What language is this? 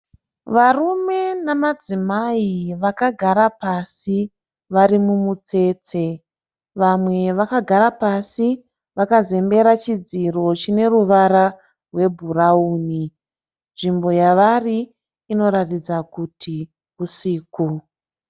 Shona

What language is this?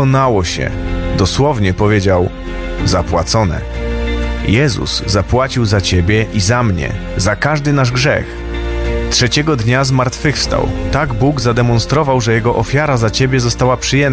Polish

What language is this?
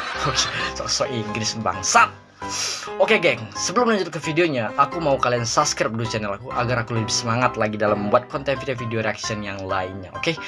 Indonesian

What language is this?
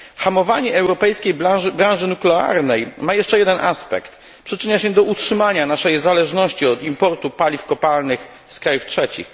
Polish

